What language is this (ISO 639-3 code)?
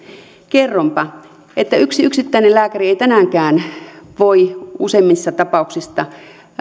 fin